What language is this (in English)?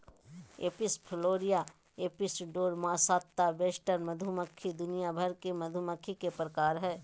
Magahi